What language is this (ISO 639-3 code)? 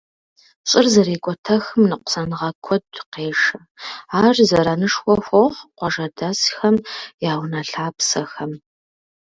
kbd